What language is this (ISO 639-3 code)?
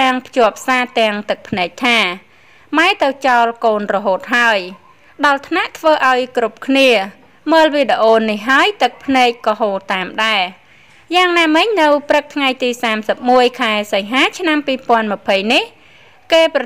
tha